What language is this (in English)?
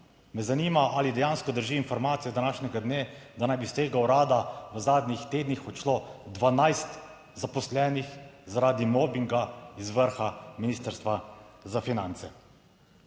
Slovenian